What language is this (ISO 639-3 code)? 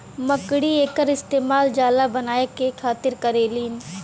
bho